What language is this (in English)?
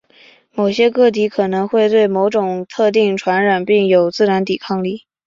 Chinese